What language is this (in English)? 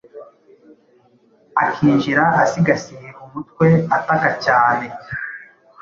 Kinyarwanda